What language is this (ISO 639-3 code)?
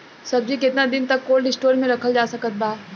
bho